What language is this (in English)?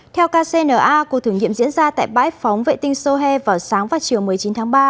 Vietnamese